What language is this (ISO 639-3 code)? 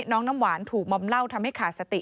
tha